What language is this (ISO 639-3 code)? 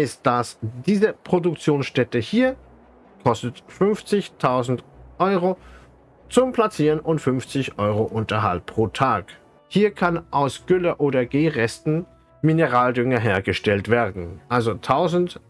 deu